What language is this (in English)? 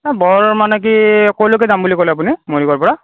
Assamese